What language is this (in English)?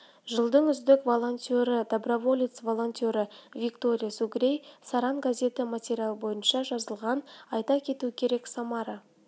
Kazakh